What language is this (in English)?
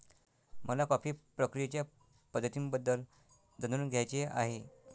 Marathi